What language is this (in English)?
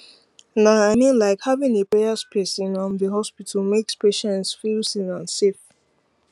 Nigerian Pidgin